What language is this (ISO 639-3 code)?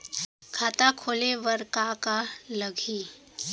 hne